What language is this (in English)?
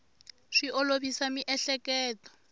Tsonga